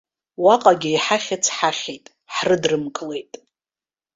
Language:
Abkhazian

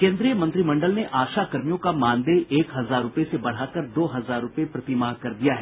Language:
Hindi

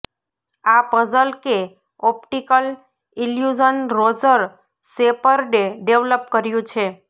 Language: Gujarati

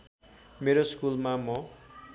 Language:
Nepali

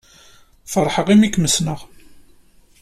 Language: Kabyle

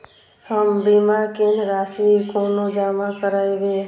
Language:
Maithili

